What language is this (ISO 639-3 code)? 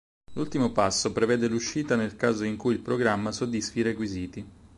ita